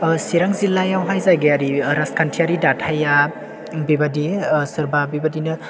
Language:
Bodo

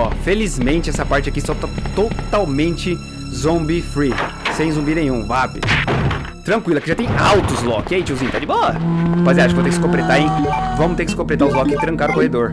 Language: Portuguese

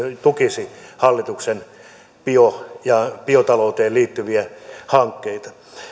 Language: Finnish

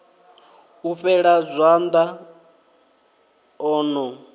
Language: Venda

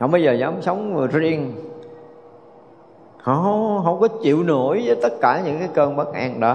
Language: Vietnamese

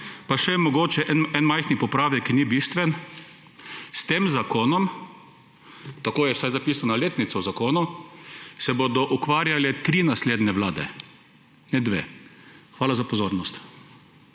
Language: Slovenian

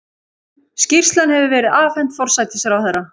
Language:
Icelandic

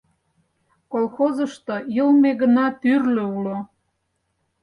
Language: Mari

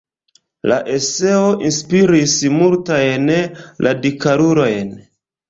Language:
Esperanto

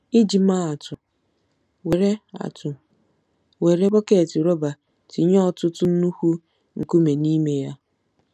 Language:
Igbo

